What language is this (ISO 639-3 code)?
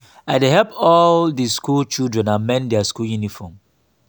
pcm